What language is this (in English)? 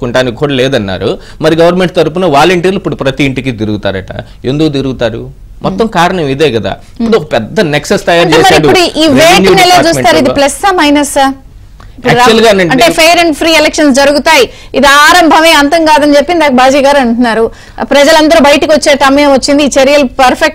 Telugu